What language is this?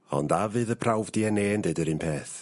Welsh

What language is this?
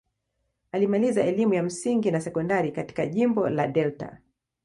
Swahili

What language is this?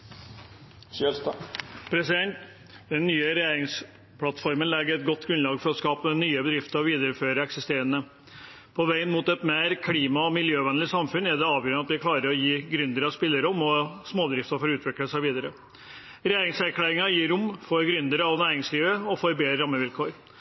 Norwegian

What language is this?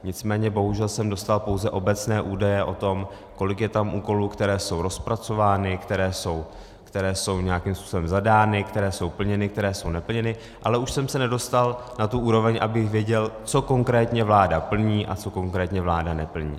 Czech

